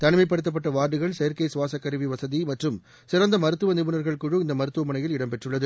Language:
Tamil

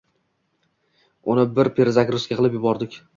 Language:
Uzbek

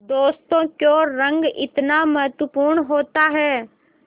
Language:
Hindi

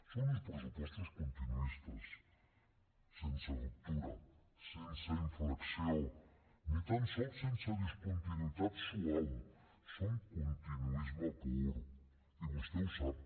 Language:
Catalan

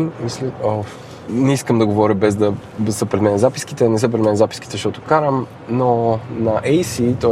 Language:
Bulgarian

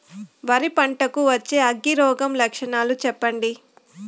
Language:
Telugu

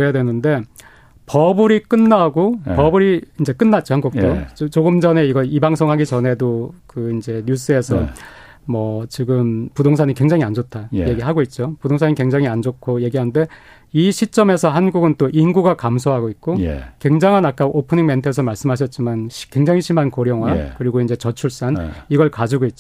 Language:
Korean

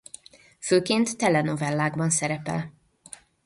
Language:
Hungarian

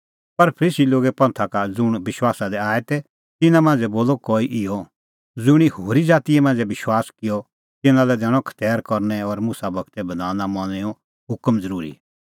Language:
Kullu Pahari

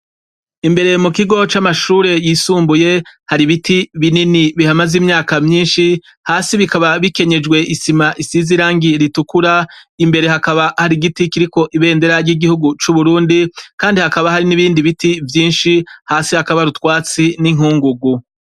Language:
Rundi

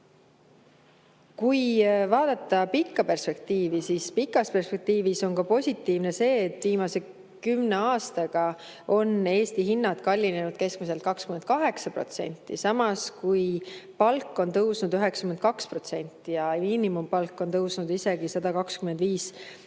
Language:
Estonian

